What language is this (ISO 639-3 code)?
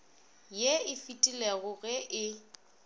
nso